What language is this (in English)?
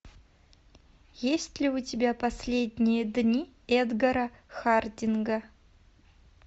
Russian